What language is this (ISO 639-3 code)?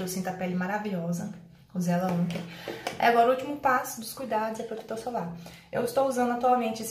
por